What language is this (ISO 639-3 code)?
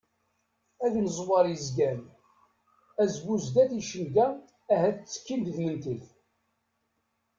kab